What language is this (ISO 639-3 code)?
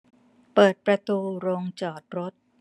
tha